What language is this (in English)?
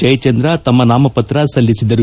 Kannada